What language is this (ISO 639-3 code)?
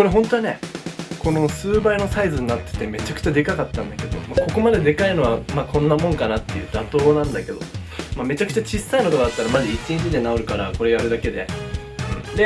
jpn